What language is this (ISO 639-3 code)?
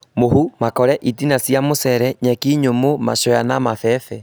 kik